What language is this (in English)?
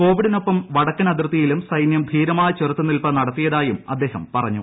Malayalam